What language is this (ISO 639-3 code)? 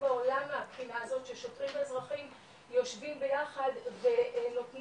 heb